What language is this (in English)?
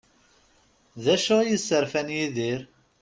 Kabyle